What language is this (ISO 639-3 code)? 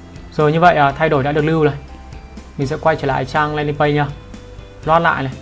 vie